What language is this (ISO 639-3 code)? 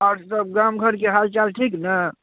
mai